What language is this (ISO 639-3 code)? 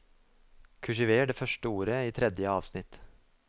nor